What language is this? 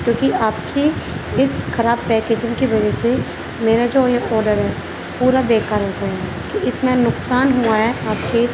Urdu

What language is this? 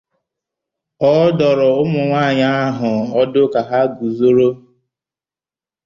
Igbo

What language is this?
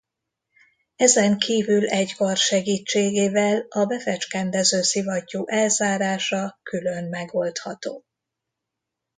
Hungarian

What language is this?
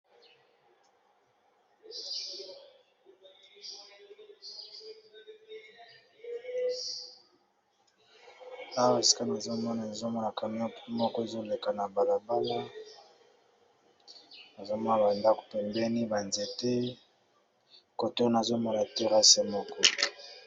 Lingala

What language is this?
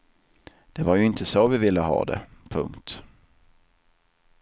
Swedish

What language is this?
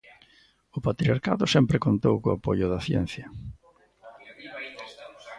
Galician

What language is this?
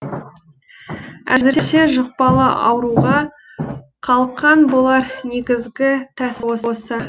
Kazakh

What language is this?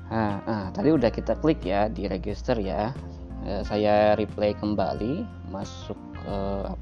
Indonesian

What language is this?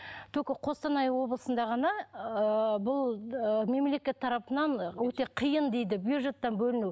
Kazakh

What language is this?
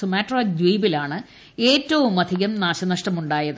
Malayalam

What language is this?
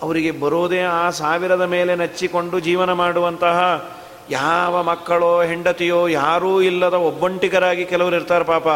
Kannada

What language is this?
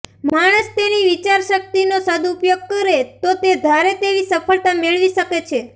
Gujarati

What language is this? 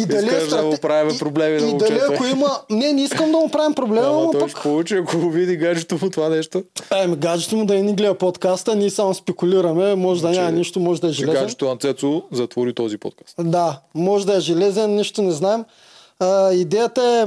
Bulgarian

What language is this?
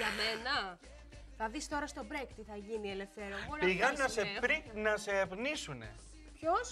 Greek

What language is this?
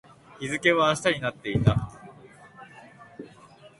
Japanese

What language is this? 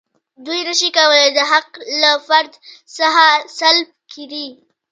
Pashto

